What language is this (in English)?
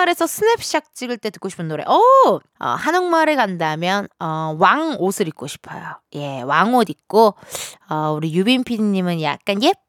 Korean